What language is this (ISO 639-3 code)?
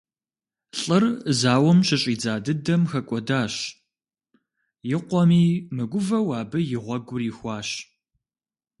kbd